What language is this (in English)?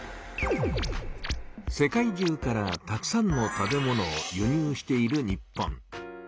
Japanese